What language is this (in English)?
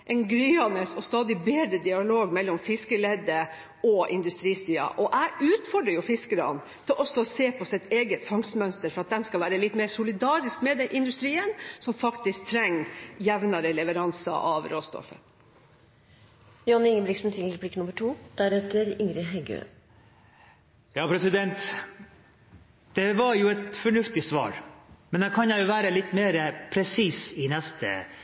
Norwegian Nynorsk